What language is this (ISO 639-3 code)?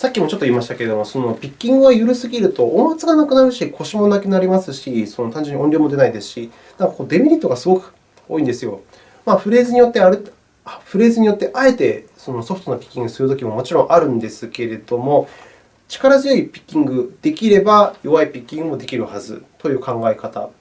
jpn